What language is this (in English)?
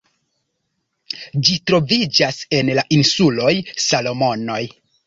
Esperanto